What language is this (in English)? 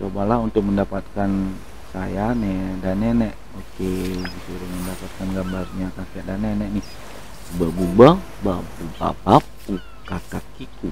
Indonesian